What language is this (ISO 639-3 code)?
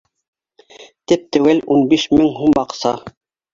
bak